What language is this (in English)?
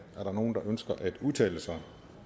Danish